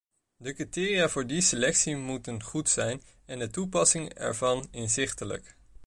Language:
Dutch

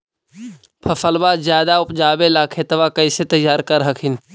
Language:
Magahi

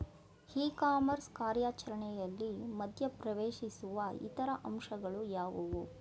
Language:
Kannada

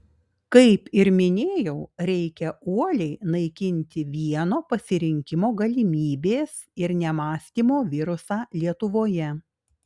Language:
Lithuanian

